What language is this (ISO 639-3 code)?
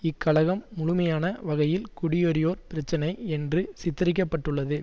tam